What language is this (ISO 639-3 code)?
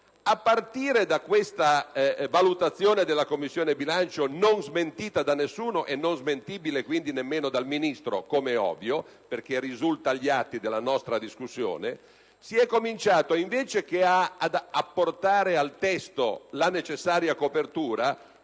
ita